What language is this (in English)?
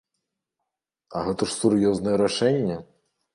Belarusian